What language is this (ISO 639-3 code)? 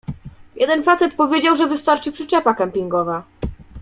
pol